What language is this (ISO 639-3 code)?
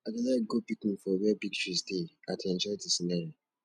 pcm